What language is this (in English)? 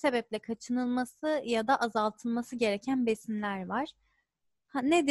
Turkish